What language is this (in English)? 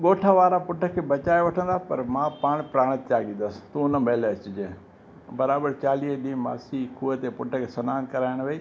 Sindhi